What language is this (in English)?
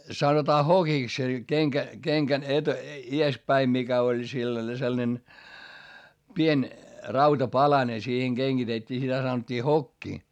Finnish